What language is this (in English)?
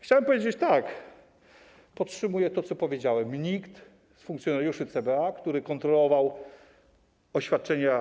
Polish